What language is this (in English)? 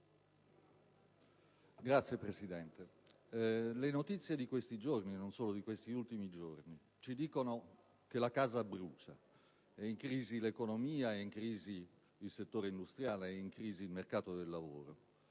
Italian